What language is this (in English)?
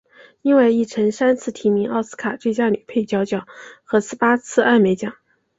Chinese